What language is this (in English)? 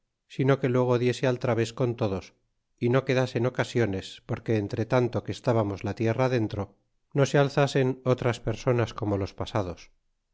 Spanish